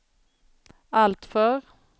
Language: Swedish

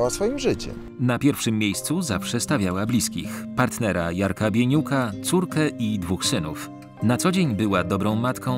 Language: Polish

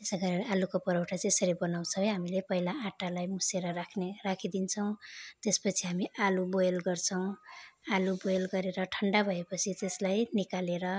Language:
Nepali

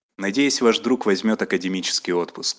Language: Russian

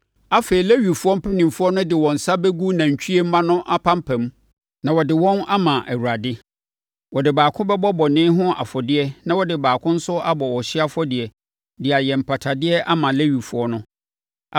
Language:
Akan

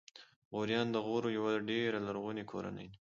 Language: Pashto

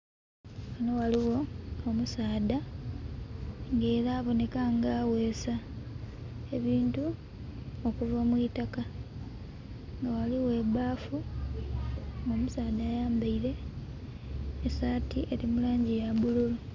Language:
Soga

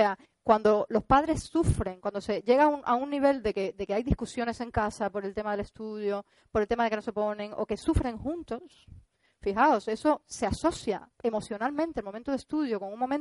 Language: Spanish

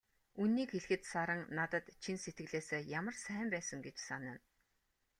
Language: Mongolian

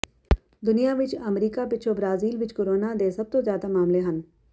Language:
Punjabi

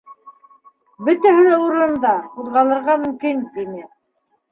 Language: Bashkir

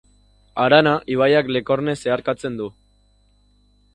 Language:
Basque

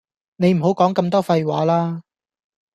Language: Cantonese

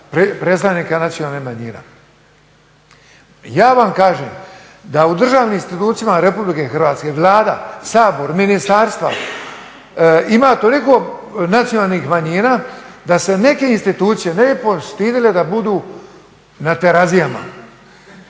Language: Croatian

